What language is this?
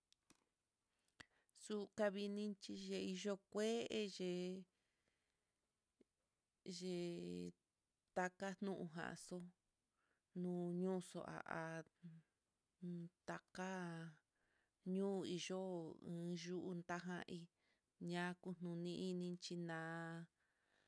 Mitlatongo Mixtec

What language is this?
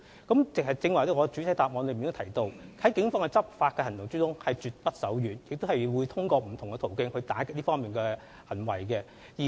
Cantonese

